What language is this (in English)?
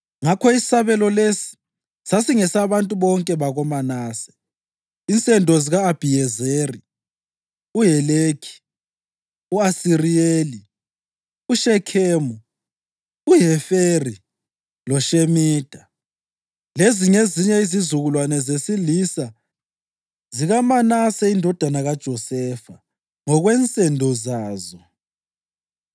North Ndebele